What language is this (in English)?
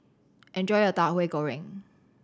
English